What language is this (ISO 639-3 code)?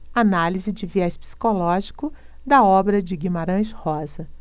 por